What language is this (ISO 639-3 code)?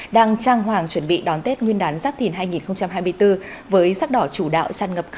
vie